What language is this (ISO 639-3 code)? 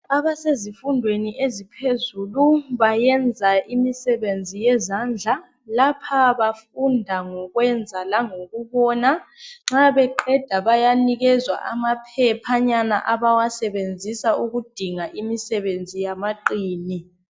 nde